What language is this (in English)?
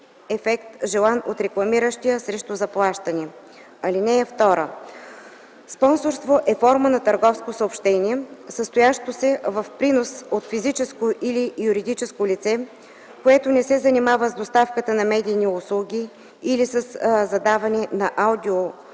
Bulgarian